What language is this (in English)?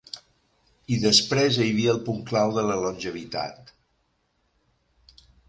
Catalan